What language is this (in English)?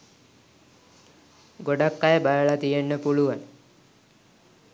Sinhala